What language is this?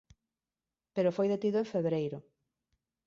Galician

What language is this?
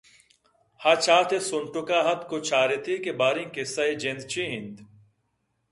Eastern Balochi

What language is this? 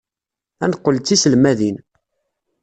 Kabyle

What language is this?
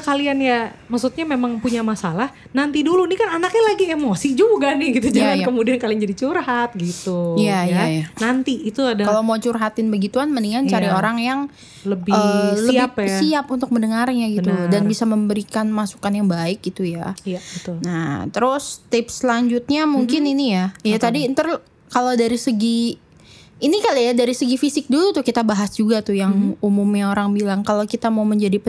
Indonesian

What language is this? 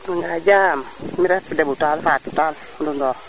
Serer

